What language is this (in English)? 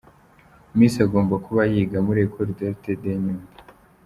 Kinyarwanda